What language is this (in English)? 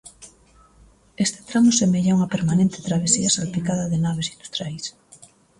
Galician